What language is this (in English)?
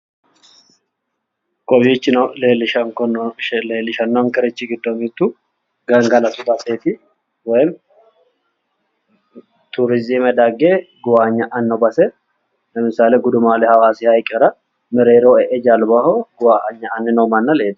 Sidamo